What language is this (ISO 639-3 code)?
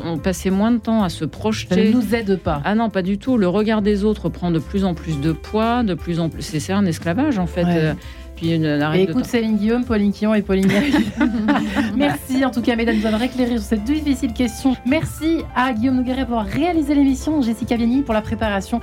fra